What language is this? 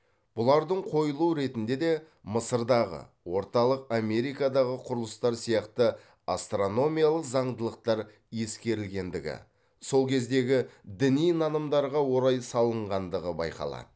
Kazakh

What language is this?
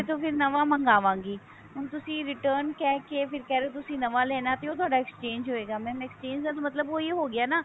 Punjabi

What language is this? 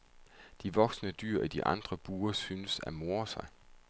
Danish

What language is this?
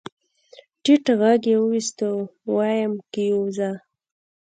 Pashto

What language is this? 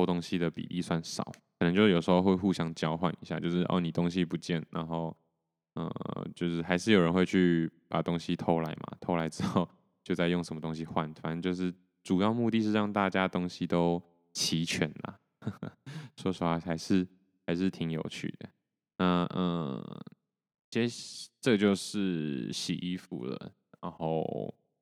Chinese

